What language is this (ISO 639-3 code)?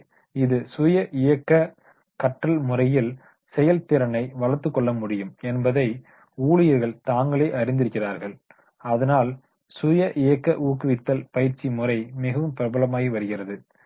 tam